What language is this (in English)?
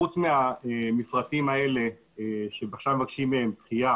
Hebrew